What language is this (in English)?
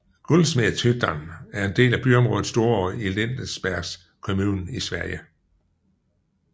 Danish